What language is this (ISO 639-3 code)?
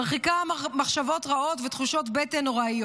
heb